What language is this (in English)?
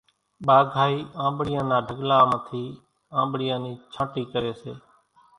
Kachi Koli